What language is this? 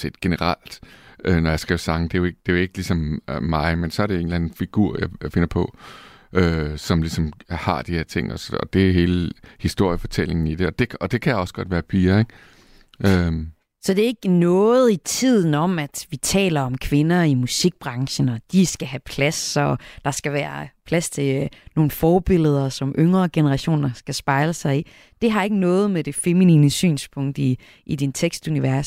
Danish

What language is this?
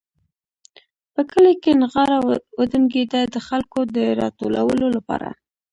Pashto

